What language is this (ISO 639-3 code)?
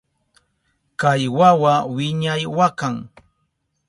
qup